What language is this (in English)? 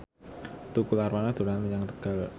Javanese